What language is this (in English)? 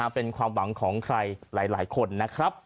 Thai